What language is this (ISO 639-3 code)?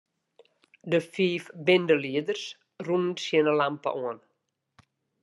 fry